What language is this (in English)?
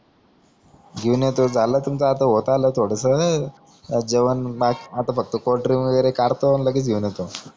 Marathi